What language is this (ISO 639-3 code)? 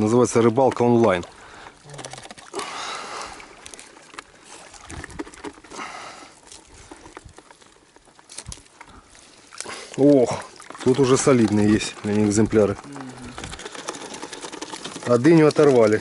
rus